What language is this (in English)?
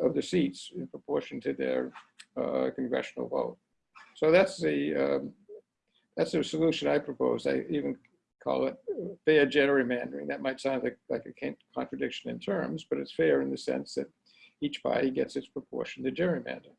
English